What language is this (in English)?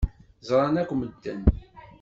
Kabyle